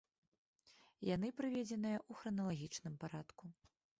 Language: Belarusian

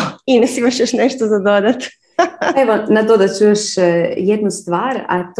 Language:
Croatian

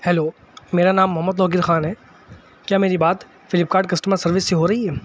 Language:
Urdu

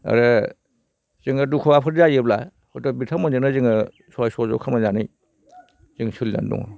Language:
Bodo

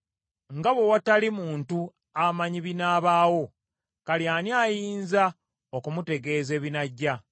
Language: Ganda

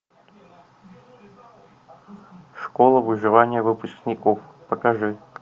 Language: Russian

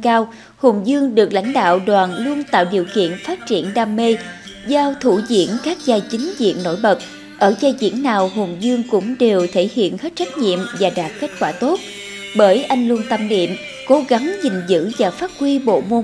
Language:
Vietnamese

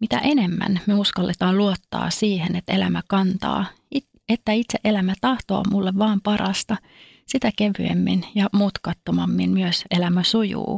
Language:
Finnish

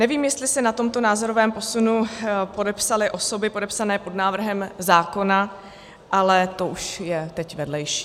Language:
Czech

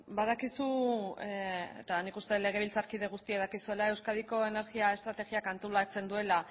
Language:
Basque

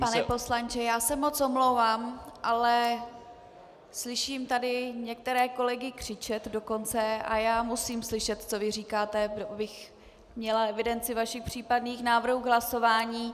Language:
Czech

